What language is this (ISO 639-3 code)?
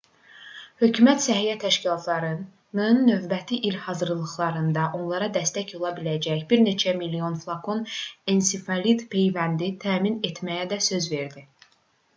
aze